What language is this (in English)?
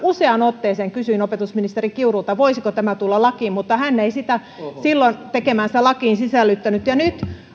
Finnish